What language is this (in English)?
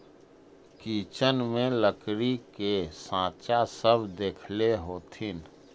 Magahi